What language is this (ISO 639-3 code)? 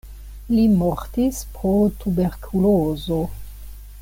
epo